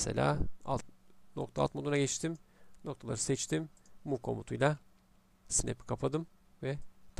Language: Turkish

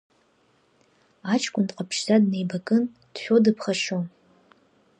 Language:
Abkhazian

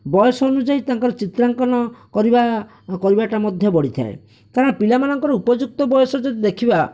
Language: Odia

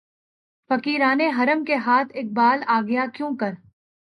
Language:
Urdu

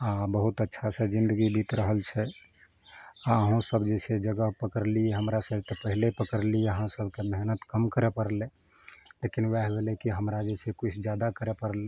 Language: Maithili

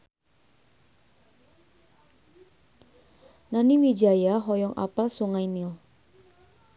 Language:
Sundanese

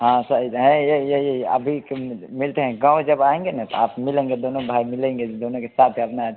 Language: Hindi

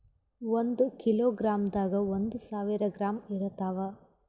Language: Kannada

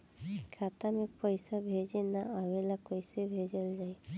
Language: Bhojpuri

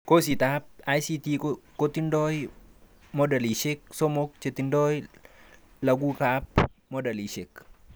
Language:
Kalenjin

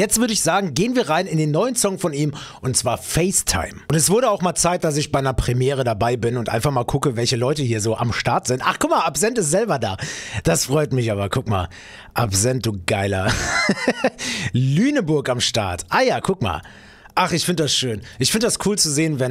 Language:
German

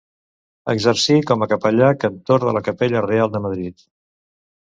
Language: Catalan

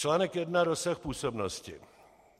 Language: Czech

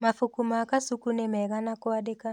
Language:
Kikuyu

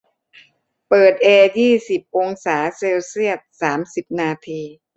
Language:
Thai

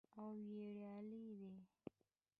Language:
Pashto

